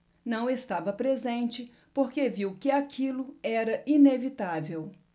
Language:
Portuguese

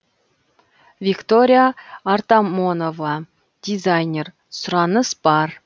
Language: Kazakh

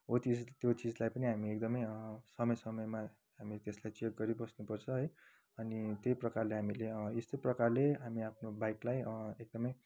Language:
Nepali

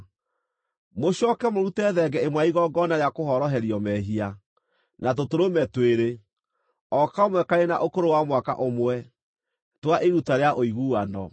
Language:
Kikuyu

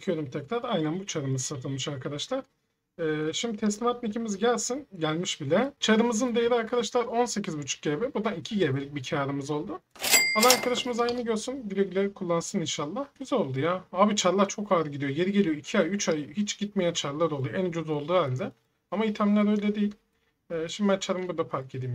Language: Turkish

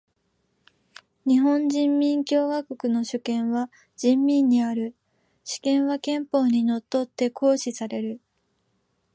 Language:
Japanese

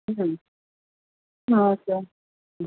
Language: Tamil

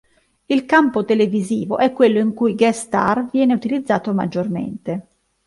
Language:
Italian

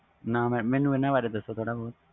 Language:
Punjabi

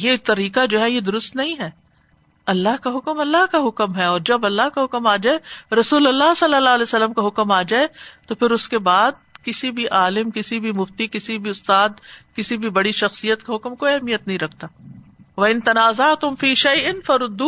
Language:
Urdu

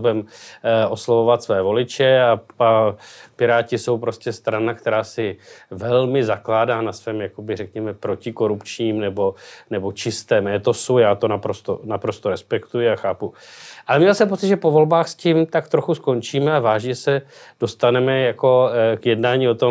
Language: Czech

